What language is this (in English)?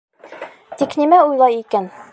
Bashkir